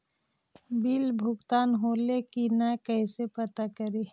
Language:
Magahi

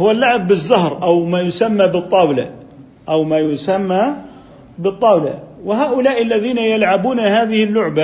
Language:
Arabic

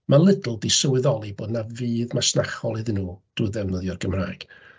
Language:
Welsh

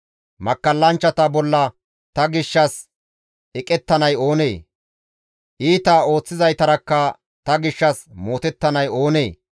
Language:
Gamo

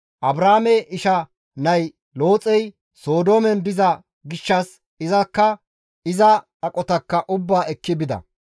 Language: Gamo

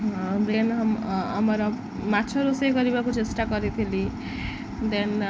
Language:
Odia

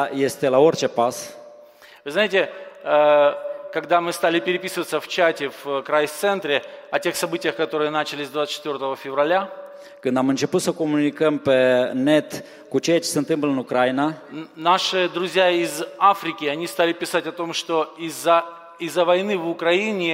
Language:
Romanian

